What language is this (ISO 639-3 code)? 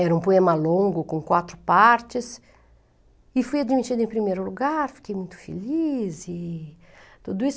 por